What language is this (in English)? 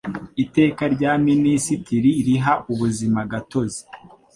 Kinyarwanda